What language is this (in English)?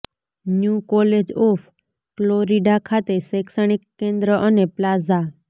Gujarati